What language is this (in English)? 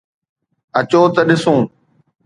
Sindhi